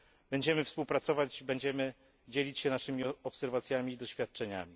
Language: Polish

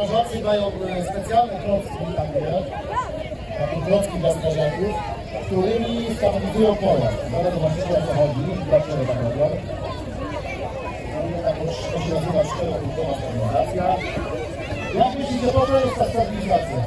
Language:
Polish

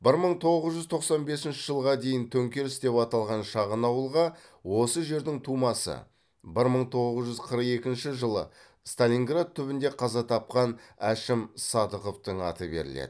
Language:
Kazakh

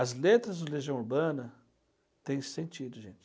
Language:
Portuguese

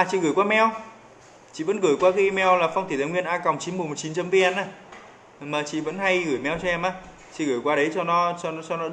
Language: Vietnamese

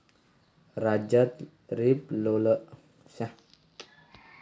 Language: Marathi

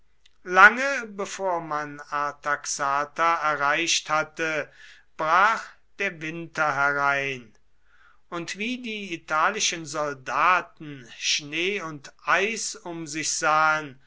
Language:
German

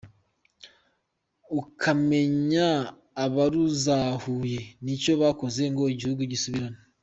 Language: Kinyarwanda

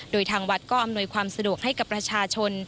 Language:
Thai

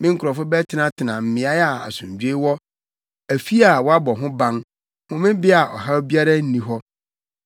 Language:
Akan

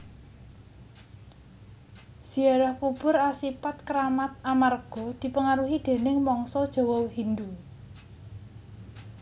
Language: Javanese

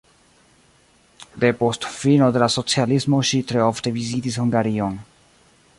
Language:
Esperanto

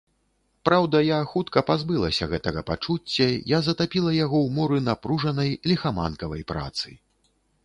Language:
Belarusian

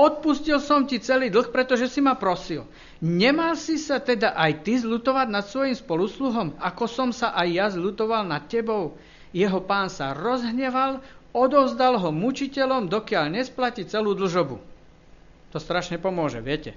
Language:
Slovak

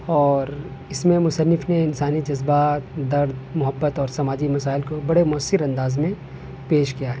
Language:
Urdu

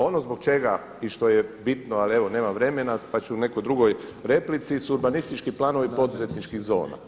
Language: Croatian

